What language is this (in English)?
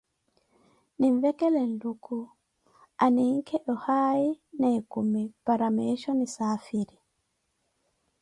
Koti